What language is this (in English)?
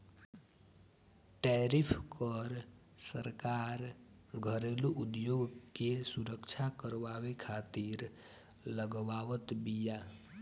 Bhojpuri